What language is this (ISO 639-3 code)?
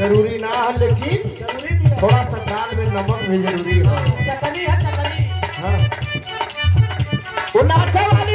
ara